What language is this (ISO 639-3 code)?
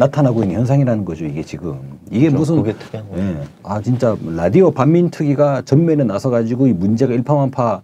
kor